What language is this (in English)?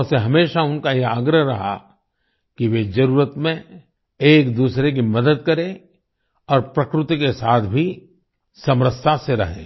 Hindi